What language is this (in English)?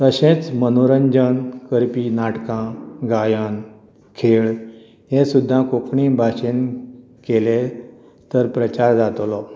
Konkani